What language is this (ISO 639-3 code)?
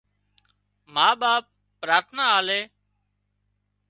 kxp